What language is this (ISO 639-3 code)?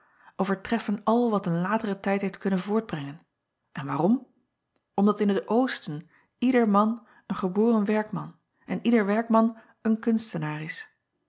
nld